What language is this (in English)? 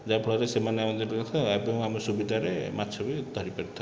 Odia